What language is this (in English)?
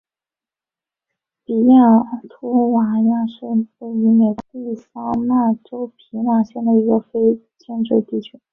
Chinese